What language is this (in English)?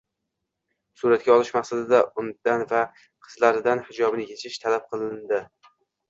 Uzbek